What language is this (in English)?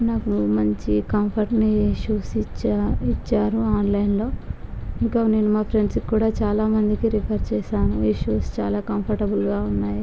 Telugu